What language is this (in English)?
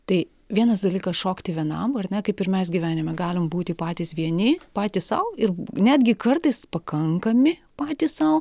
Lithuanian